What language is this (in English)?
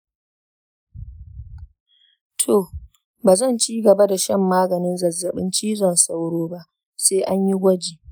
Hausa